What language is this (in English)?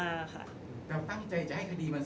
Thai